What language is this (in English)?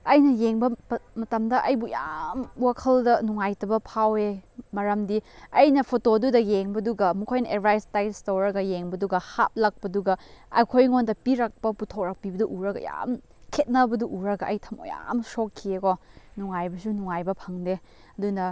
Manipuri